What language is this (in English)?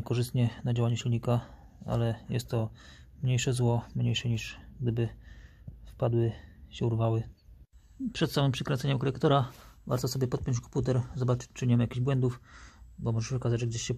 Polish